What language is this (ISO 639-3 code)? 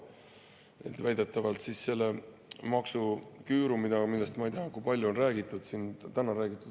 est